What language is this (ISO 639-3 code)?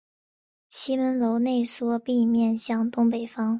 zho